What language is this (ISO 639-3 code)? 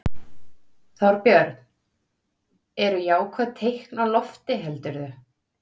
isl